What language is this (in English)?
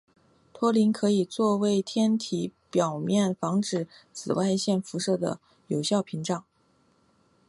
Chinese